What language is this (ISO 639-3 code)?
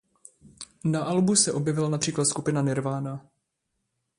ces